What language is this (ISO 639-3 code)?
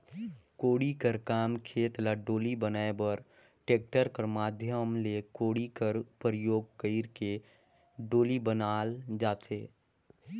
hne